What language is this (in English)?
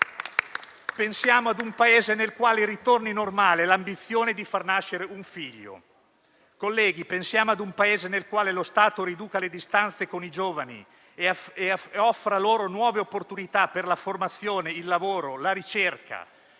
Italian